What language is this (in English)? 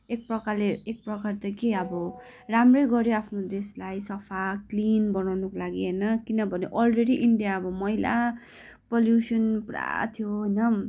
Nepali